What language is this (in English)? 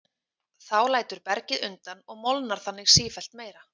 Icelandic